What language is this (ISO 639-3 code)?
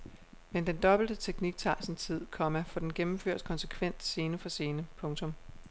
dan